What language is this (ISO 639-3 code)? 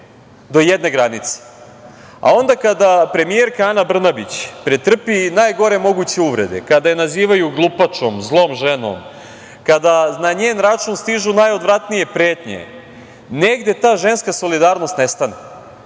srp